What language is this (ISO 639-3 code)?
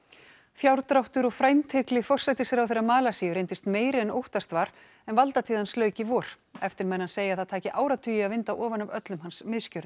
isl